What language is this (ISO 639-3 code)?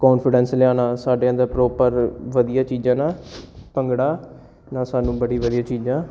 pan